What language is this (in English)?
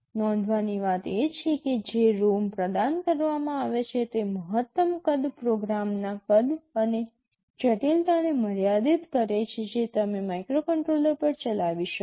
Gujarati